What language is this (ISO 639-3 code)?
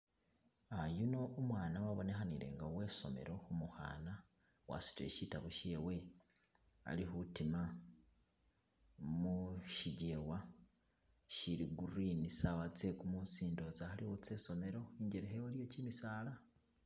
myx